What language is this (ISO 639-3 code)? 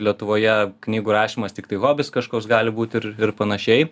lit